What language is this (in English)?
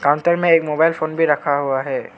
Hindi